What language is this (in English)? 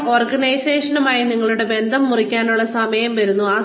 Malayalam